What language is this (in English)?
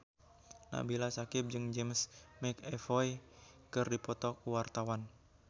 Sundanese